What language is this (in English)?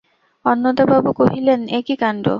Bangla